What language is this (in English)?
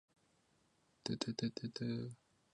Chinese